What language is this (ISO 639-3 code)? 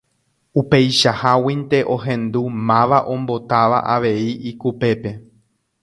grn